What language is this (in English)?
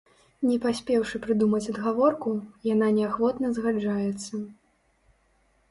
Belarusian